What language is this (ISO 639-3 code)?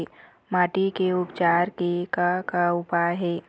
hne